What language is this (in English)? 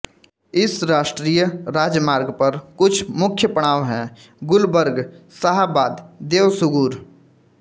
Hindi